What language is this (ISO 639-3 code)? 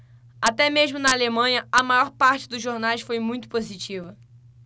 por